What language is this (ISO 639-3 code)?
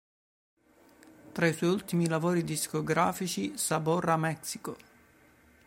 ita